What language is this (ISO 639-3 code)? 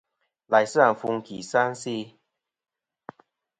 bkm